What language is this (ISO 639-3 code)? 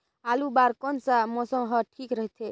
hne